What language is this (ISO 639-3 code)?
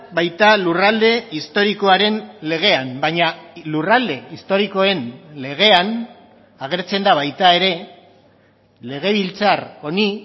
eus